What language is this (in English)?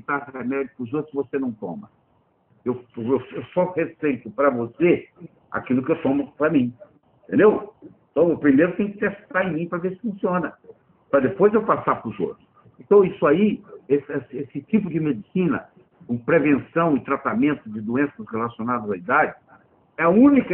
Portuguese